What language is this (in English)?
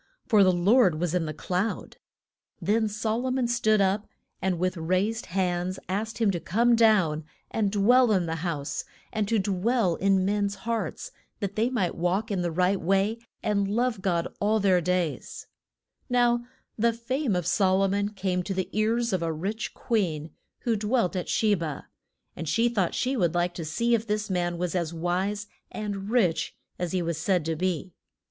English